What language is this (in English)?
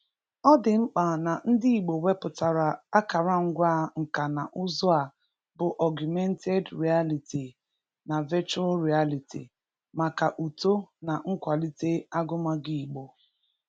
Igbo